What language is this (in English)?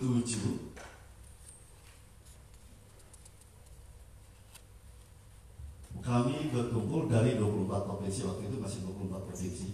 Indonesian